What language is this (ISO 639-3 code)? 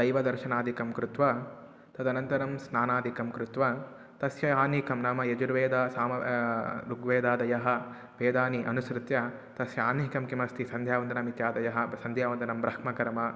san